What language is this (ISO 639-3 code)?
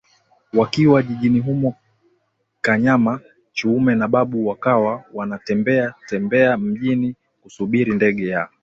swa